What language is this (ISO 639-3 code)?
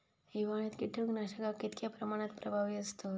mar